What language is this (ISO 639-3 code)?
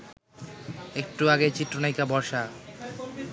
ben